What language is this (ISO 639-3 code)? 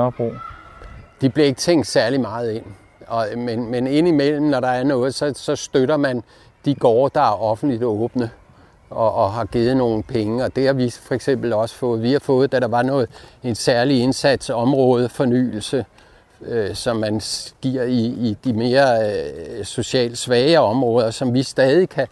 dan